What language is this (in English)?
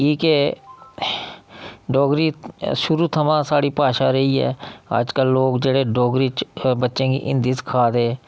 Dogri